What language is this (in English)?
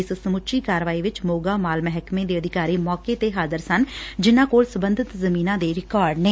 Punjabi